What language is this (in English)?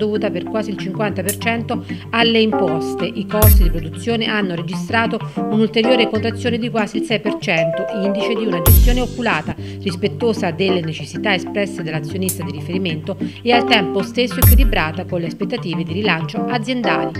Italian